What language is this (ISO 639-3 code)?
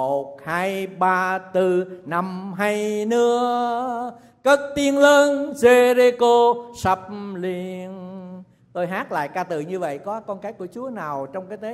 vie